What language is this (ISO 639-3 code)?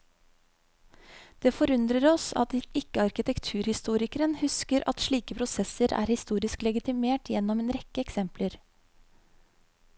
nor